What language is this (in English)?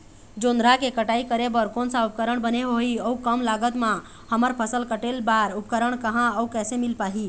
Chhattisgarhi